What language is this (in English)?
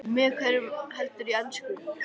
Icelandic